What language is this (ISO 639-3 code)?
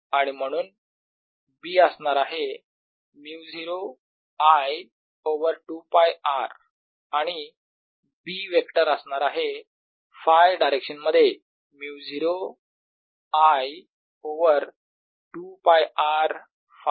mar